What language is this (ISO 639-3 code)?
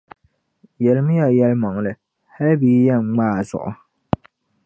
dag